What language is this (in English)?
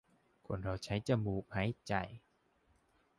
Thai